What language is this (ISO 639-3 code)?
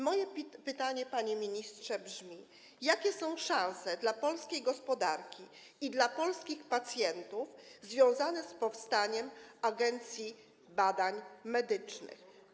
pol